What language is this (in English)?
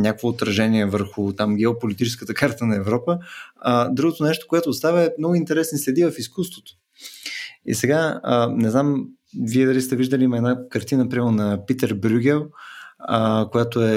Bulgarian